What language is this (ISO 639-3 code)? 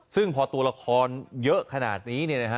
tha